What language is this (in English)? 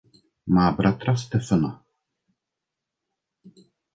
Czech